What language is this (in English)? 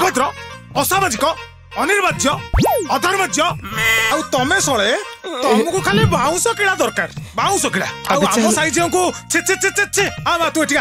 Korean